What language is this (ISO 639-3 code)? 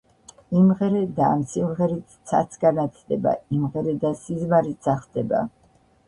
kat